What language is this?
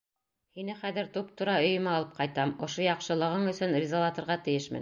Bashkir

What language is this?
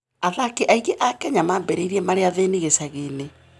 Kikuyu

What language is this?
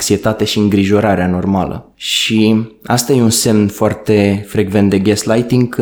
Romanian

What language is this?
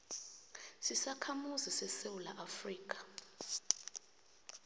South Ndebele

